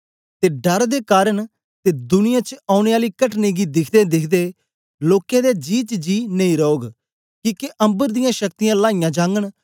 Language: Dogri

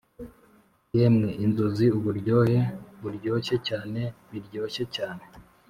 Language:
Kinyarwanda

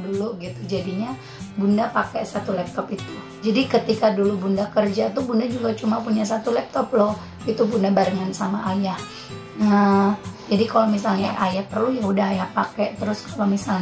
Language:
Indonesian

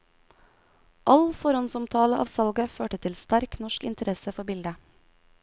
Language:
Norwegian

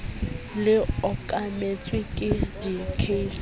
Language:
Southern Sotho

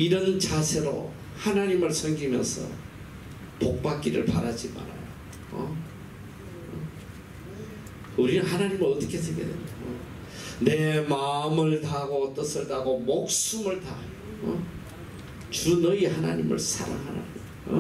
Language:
Korean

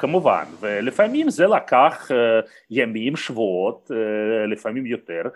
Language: Hebrew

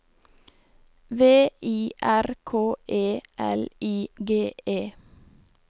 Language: Norwegian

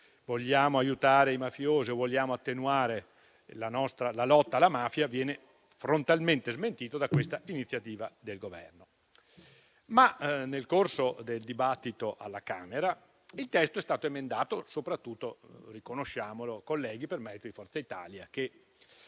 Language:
Italian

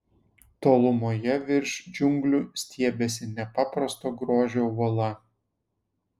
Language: Lithuanian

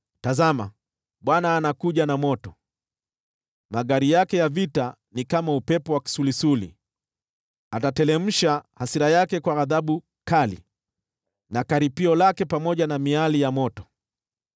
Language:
Swahili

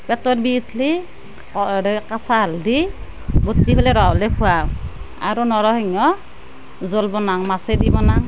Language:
Assamese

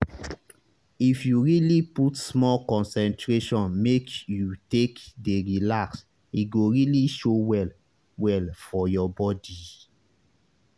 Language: Nigerian Pidgin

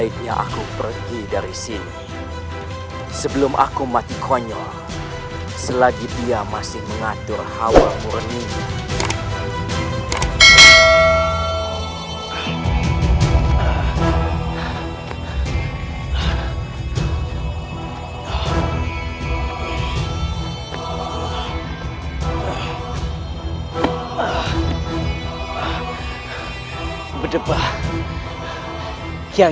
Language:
Indonesian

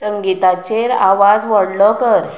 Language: Konkani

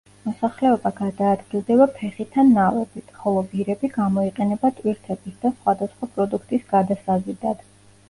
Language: Georgian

